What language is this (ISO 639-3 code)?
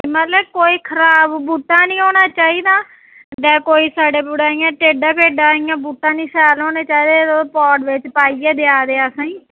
doi